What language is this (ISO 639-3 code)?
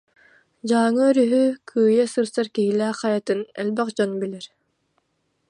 sah